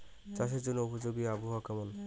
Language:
Bangla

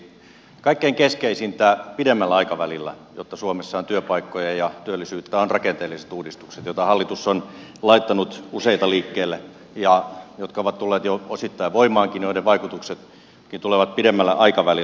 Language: Finnish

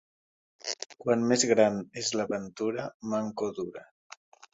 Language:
Catalan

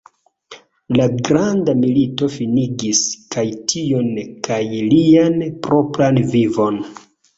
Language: Esperanto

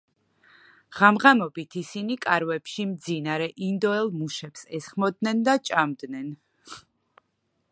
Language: Georgian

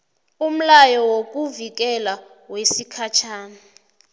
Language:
South Ndebele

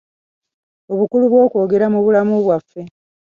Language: Ganda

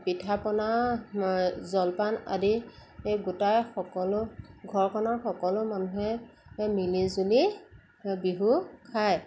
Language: Assamese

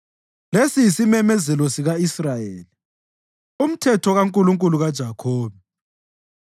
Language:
North Ndebele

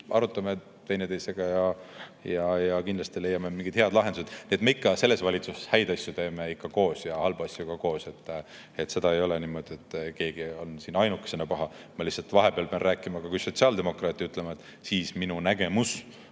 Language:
Estonian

